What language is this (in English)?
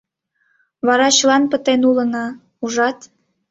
Mari